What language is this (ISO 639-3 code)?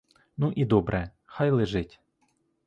ukr